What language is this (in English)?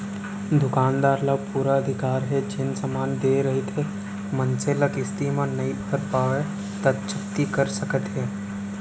Chhattisgarhi